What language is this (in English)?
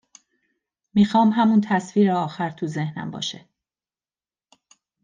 Persian